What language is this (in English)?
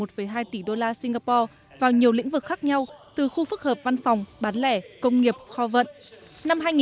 Vietnamese